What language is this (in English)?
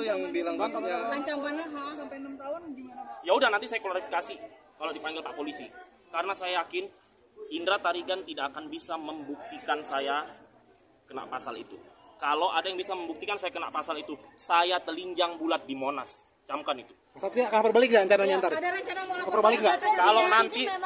Indonesian